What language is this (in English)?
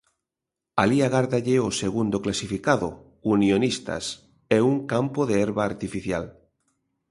Galician